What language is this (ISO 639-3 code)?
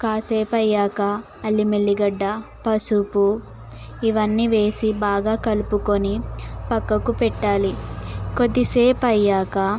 tel